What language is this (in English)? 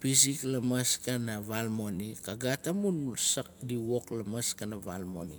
Nalik